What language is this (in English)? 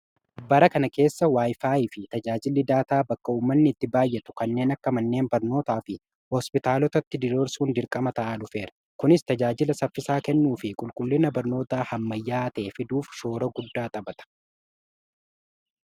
Oromo